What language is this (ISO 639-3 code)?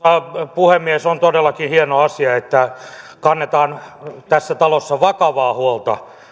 fin